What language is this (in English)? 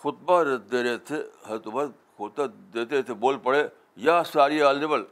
Urdu